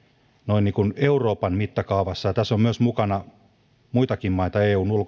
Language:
Finnish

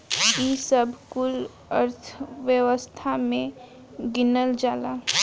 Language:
Bhojpuri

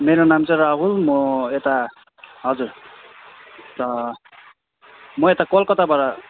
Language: Nepali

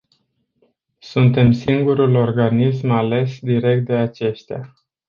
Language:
Romanian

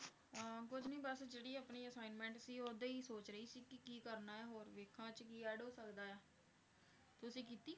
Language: Punjabi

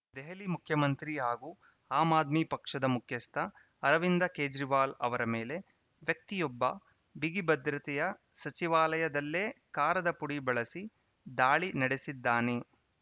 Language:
Kannada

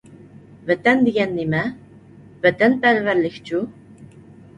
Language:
Uyghur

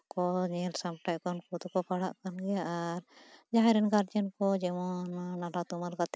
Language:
Santali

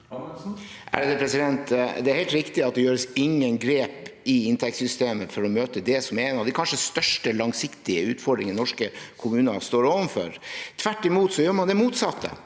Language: Norwegian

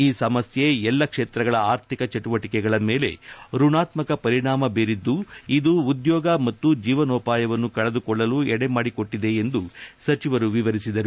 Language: Kannada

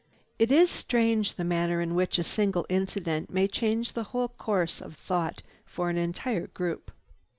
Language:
English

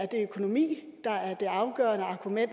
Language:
Danish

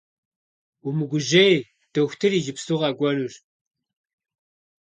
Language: Kabardian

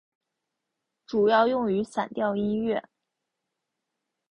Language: Chinese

